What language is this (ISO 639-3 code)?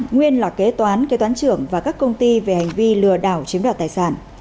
vie